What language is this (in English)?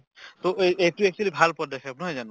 Assamese